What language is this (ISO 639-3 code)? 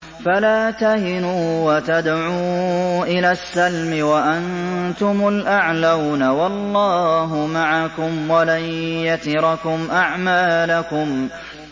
ara